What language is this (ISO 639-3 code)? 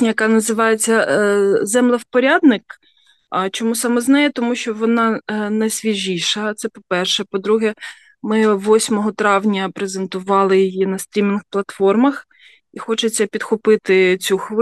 ukr